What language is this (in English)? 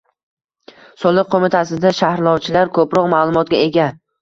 Uzbek